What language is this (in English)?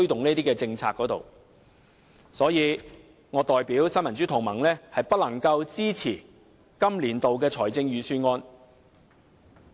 Cantonese